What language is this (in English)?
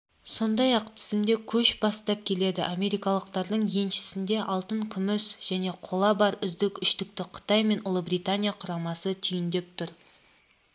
Kazakh